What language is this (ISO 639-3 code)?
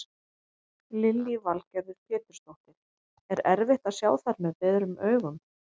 isl